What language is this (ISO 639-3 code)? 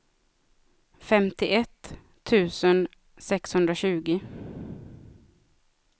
swe